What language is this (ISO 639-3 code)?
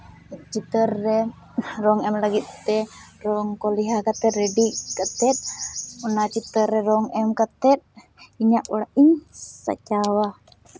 sat